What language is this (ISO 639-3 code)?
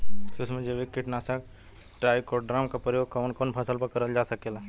bho